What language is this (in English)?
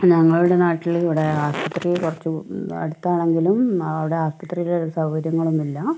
Malayalam